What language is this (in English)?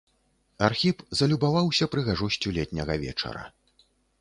Belarusian